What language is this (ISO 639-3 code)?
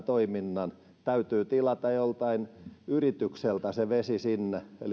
fin